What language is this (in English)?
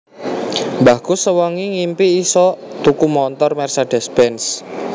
Javanese